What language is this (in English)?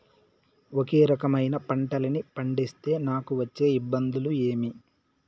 Telugu